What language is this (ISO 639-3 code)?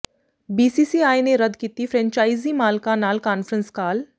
pan